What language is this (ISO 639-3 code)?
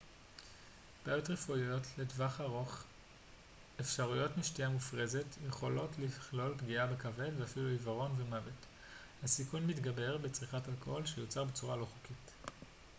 heb